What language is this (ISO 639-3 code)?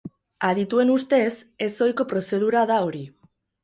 eus